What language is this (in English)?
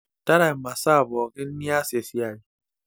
Masai